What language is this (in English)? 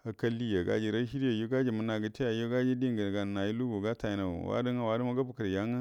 Buduma